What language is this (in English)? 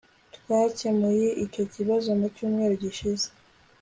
Kinyarwanda